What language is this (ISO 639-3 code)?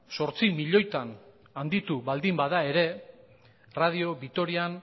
eus